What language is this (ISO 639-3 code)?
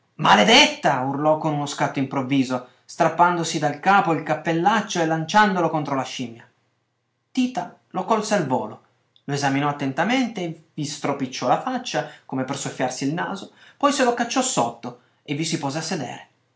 ita